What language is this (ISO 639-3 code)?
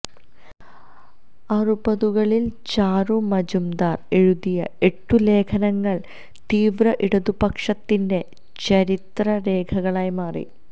mal